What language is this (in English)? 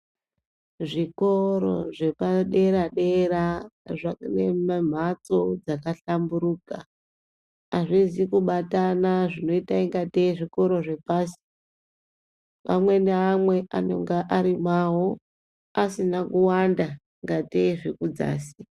Ndau